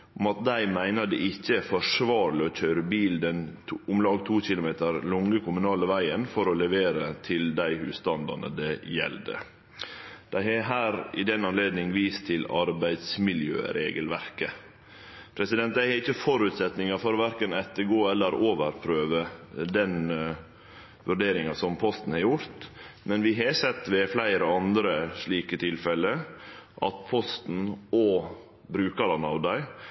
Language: Norwegian Nynorsk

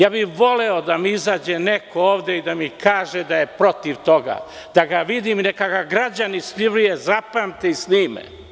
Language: Serbian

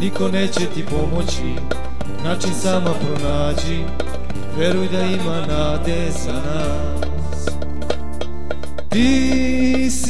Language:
Romanian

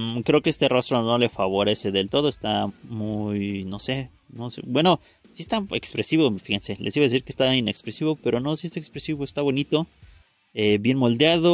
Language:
Spanish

